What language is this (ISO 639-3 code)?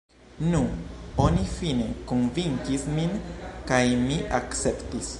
epo